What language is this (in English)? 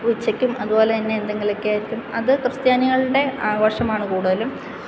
Malayalam